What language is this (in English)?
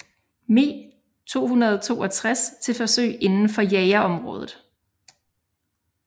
Danish